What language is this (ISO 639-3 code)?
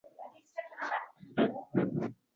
uzb